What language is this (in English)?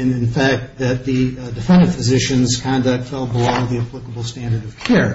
English